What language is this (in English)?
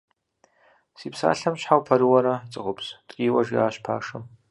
Kabardian